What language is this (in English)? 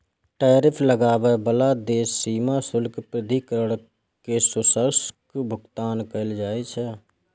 Maithili